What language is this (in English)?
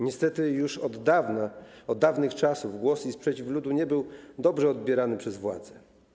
Polish